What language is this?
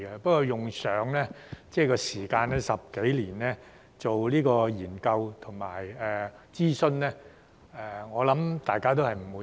Cantonese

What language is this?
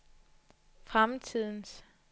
Danish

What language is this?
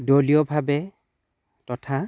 Assamese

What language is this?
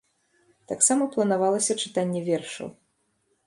Belarusian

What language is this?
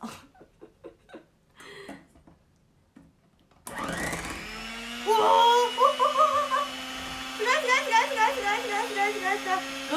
Japanese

